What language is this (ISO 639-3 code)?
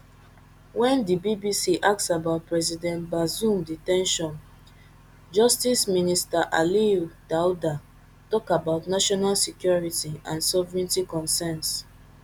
pcm